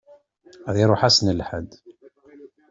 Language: Kabyle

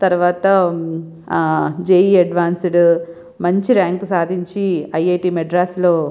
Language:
Telugu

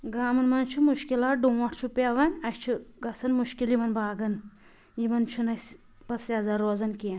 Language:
Kashmiri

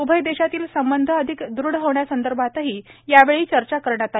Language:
Marathi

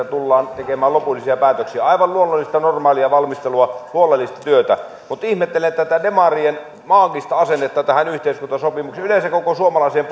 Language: Finnish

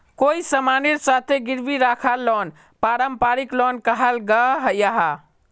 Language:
Magahi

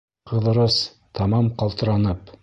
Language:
Bashkir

